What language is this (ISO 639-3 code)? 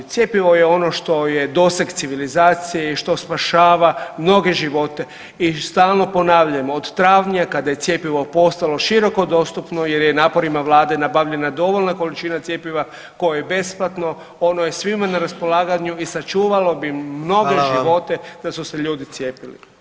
hrv